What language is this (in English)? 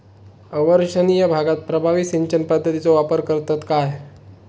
Marathi